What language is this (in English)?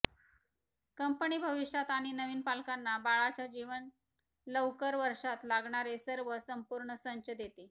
Marathi